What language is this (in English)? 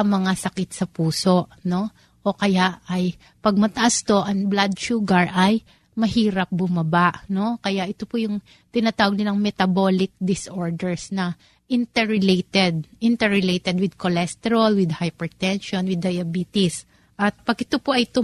Filipino